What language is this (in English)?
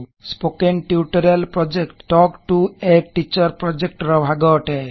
Odia